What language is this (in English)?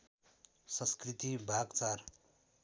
Nepali